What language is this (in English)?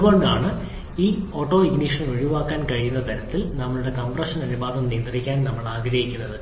Malayalam